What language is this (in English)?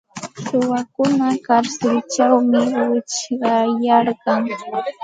Santa Ana de Tusi Pasco Quechua